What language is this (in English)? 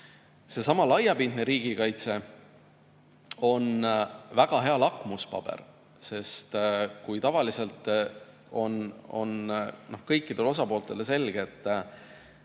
Estonian